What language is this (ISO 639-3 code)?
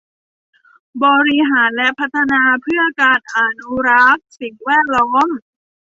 tha